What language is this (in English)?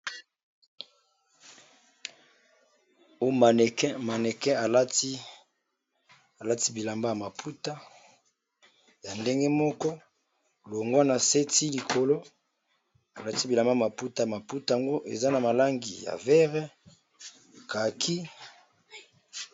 Lingala